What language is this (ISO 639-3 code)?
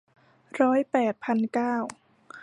tha